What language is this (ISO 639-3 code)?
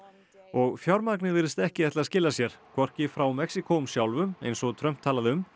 isl